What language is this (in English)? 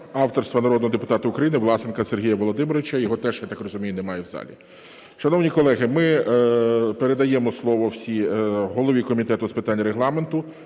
Ukrainian